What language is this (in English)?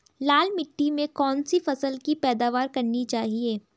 Hindi